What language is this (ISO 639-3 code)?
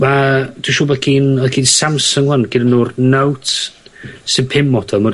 cym